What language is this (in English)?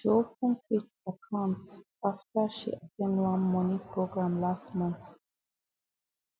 Nigerian Pidgin